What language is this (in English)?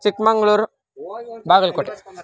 Sanskrit